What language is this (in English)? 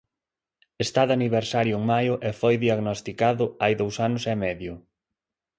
Galician